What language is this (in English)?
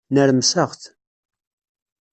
Kabyle